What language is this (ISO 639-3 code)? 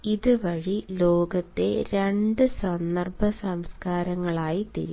mal